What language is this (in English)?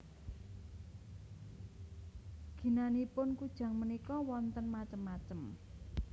Javanese